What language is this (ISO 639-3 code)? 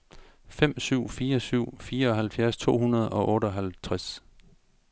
dan